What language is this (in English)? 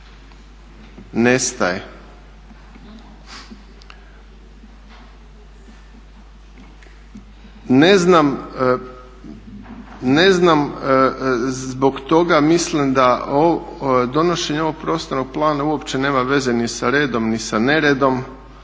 Croatian